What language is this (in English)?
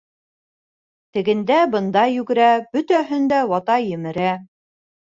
Bashkir